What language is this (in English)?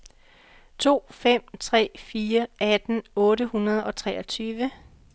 Danish